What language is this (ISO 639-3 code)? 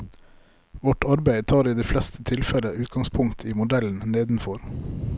nor